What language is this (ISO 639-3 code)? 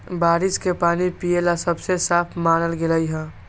mag